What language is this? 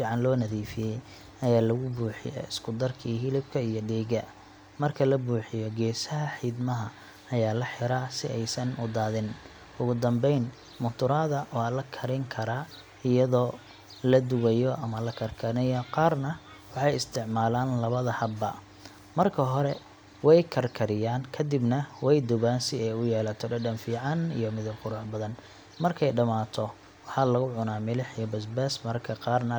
Somali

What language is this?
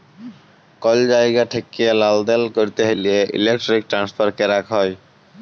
Bangla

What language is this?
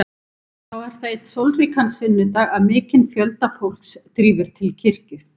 Icelandic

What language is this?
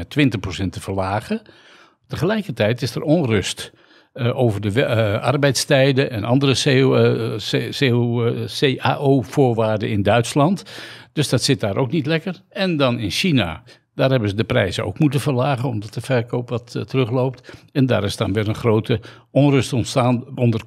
Dutch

